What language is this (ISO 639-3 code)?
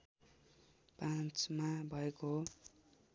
nep